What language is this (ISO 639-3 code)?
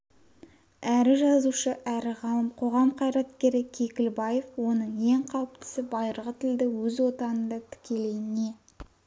kaz